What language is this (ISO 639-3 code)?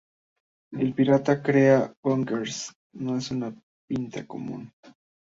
spa